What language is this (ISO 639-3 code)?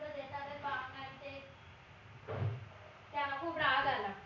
mar